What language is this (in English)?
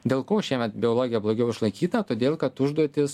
Lithuanian